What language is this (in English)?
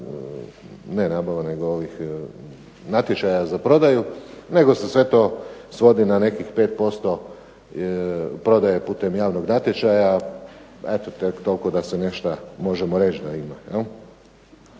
Croatian